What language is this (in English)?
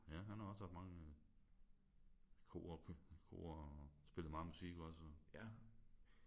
Danish